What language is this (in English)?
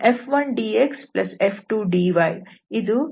Kannada